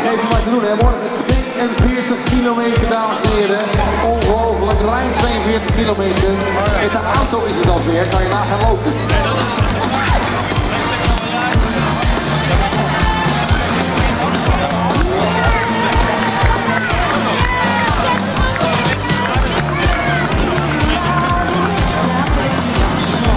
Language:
Dutch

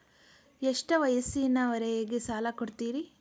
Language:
Kannada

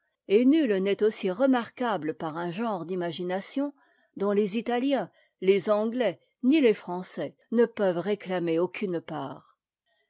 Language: French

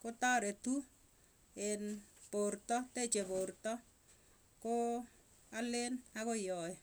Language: Tugen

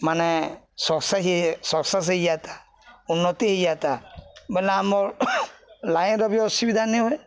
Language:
Odia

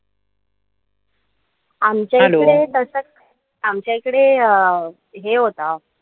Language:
Marathi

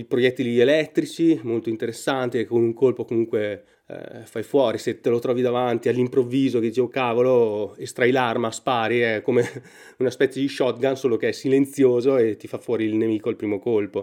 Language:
Italian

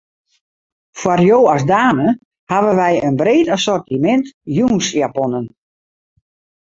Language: Western Frisian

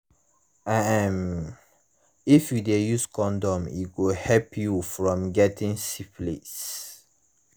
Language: Nigerian Pidgin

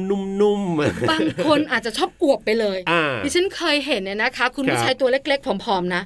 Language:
Thai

